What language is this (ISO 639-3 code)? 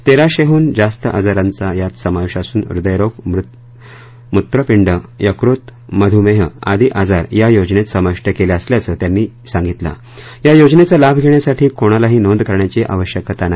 mar